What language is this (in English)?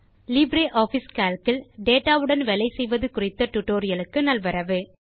Tamil